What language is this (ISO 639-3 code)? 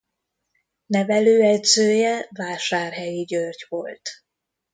hun